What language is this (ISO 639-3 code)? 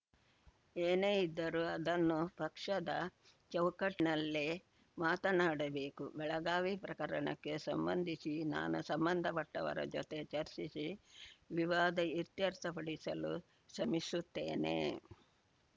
kan